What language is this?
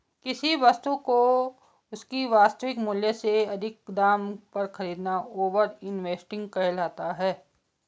Hindi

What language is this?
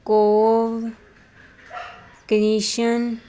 Punjabi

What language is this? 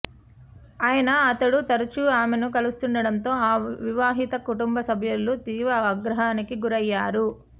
Telugu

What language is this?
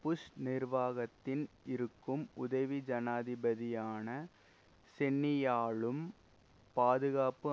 Tamil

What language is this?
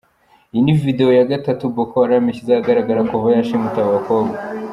Kinyarwanda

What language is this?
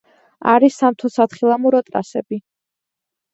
Georgian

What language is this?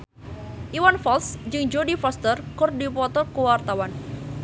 Sundanese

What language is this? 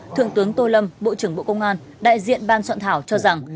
Vietnamese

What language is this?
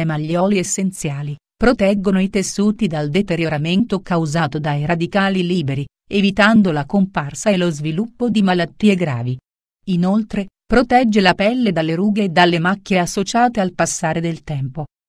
Italian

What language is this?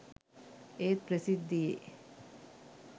Sinhala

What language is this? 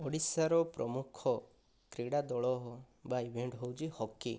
Odia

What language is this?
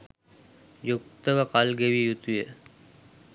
Sinhala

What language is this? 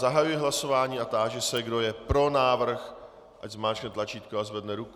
Czech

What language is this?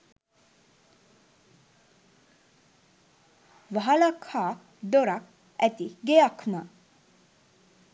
Sinhala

